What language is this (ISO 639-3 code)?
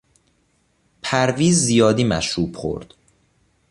fas